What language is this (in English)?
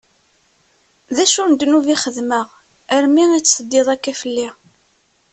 Kabyle